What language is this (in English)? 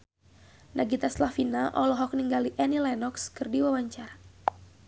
Sundanese